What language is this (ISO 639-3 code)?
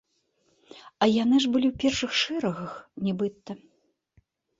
bel